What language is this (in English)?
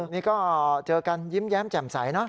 Thai